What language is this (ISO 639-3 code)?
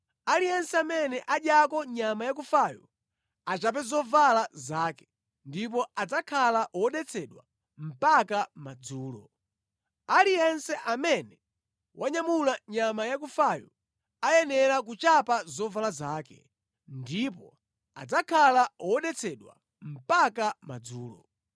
nya